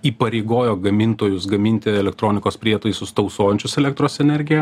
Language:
Lithuanian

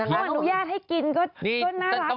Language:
Thai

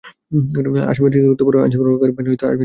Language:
Bangla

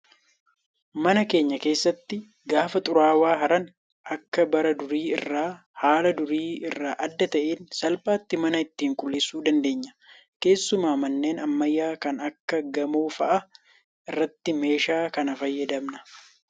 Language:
Oromo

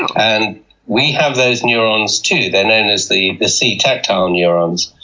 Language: English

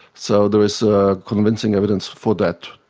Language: English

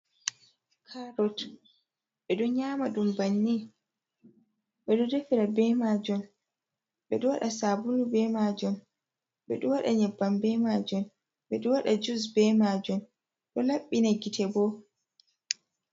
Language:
Fula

